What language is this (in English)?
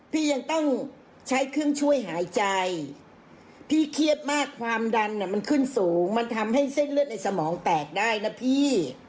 Thai